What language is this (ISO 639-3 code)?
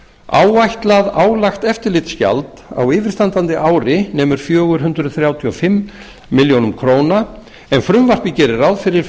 isl